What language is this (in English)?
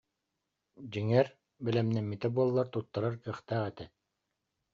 Yakut